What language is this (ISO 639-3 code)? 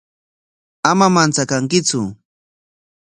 qwa